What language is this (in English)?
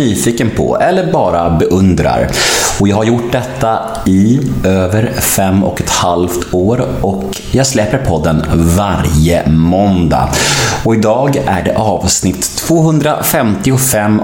Swedish